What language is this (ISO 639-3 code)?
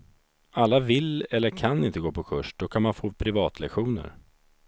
swe